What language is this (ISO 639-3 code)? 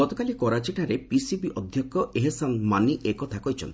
ori